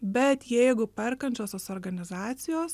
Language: Lithuanian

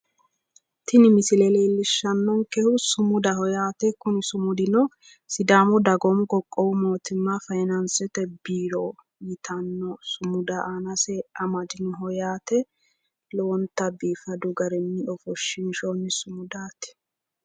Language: Sidamo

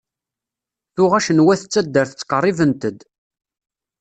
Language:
Kabyle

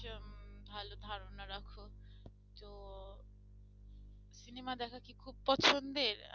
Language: Bangla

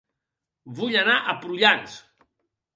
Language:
Catalan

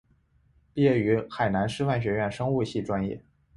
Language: Chinese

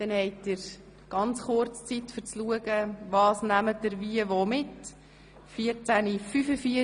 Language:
Swiss German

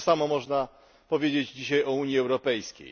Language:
Polish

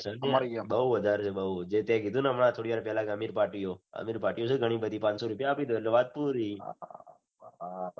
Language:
Gujarati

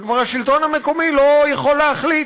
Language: Hebrew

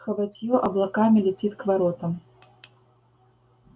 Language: Russian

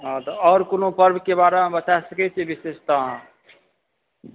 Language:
Maithili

